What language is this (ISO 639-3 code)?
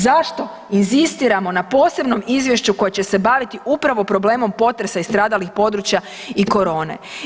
hrv